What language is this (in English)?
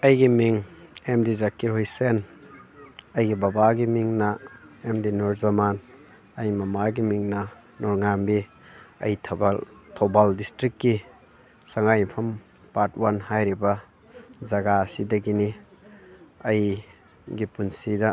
Manipuri